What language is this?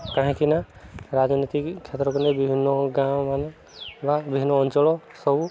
Odia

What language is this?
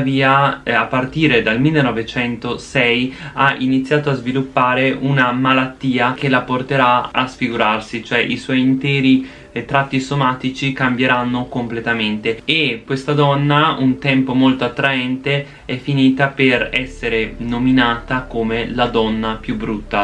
Italian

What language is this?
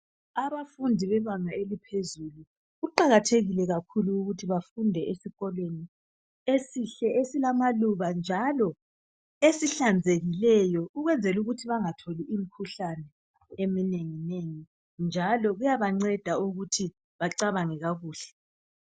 North Ndebele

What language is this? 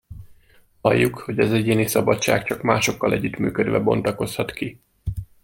Hungarian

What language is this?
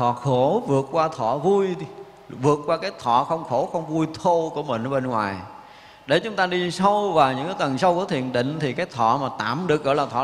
Vietnamese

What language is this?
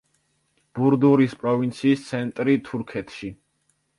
Georgian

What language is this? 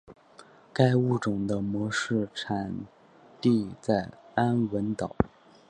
Chinese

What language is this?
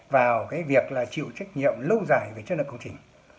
Vietnamese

